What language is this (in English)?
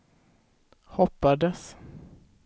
Swedish